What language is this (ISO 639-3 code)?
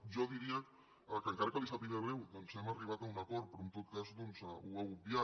cat